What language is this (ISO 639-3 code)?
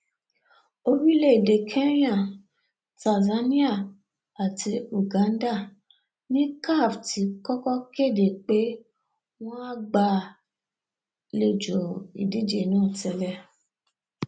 yor